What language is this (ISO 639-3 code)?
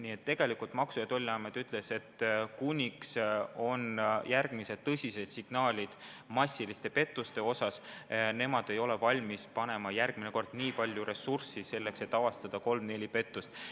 est